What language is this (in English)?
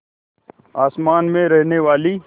Hindi